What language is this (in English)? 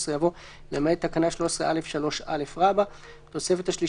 Hebrew